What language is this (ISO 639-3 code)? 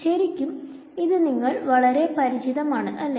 mal